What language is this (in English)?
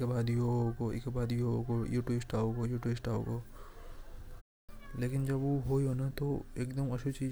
Hadothi